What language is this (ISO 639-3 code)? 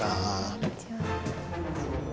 jpn